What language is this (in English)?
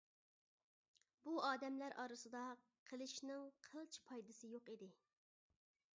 Uyghur